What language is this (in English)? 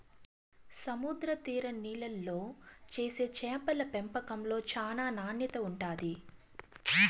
Telugu